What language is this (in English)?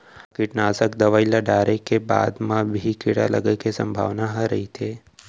Chhattisgarhi